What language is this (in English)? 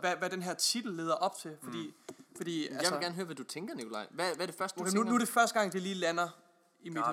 Danish